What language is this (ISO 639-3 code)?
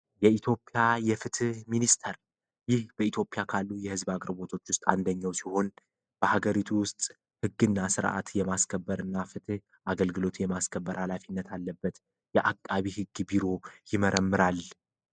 amh